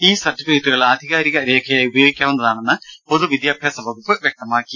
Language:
Malayalam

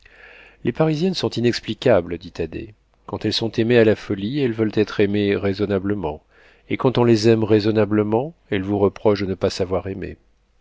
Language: French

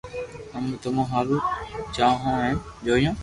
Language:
Loarki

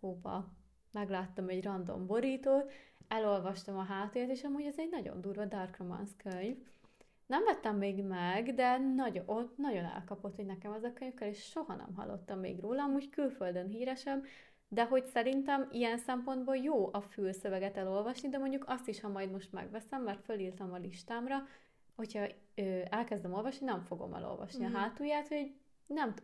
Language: Hungarian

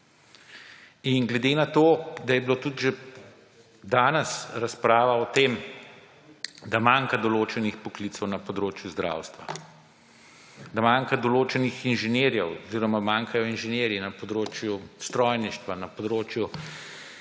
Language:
Slovenian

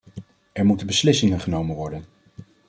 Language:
Dutch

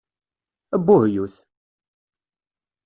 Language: Kabyle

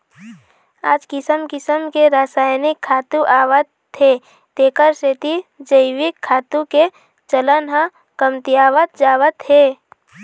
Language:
Chhattisgarhi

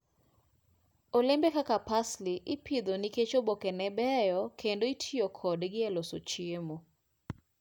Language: Luo (Kenya and Tanzania)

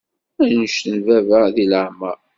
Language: Kabyle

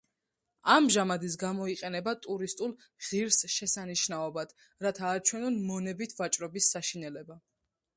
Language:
Georgian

